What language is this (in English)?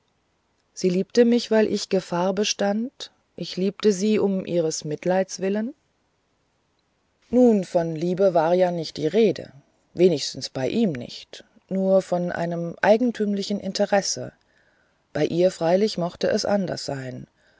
German